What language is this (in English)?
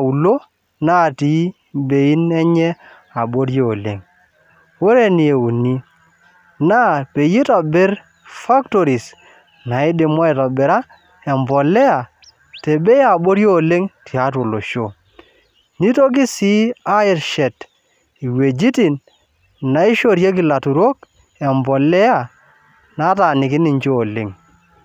Masai